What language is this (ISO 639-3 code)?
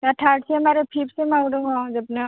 brx